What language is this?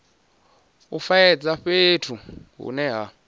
Venda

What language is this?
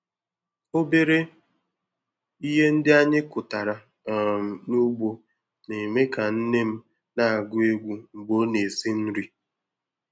Igbo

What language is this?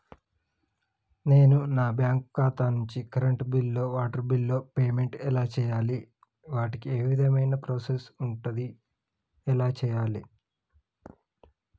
Telugu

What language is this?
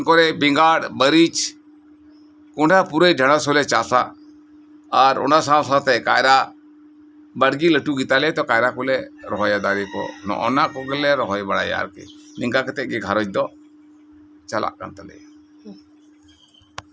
Santali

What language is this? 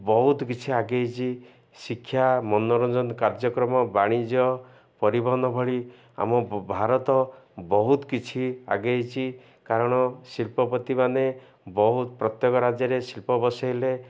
Odia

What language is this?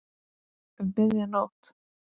Icelandic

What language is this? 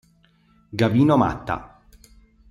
Italian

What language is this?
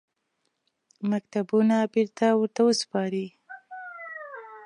Pashto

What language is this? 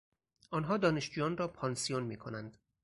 Persian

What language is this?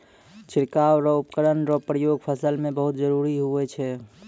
Maithili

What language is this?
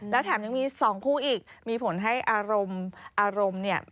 Thai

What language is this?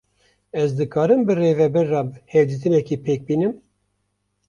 Kurdish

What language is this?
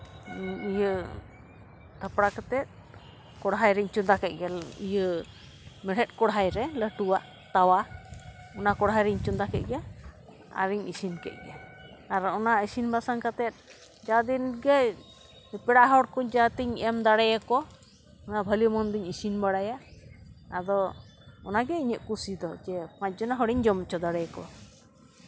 Santali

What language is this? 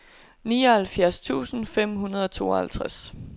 Danish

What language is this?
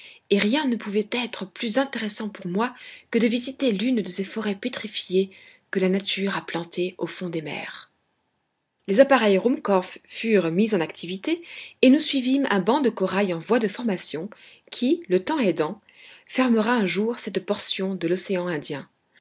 French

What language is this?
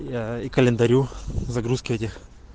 Russian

